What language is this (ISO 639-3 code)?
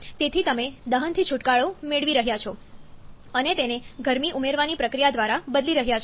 guj